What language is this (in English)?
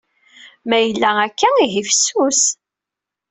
Kabyle